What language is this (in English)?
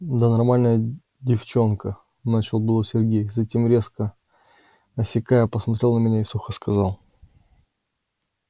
Russian